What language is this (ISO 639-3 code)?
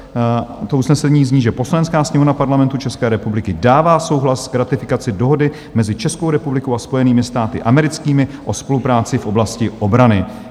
ces